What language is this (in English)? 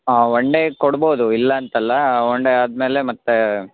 Kannada